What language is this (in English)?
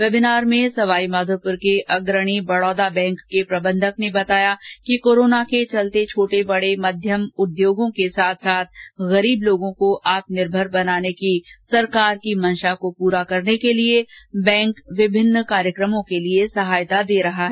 Hindi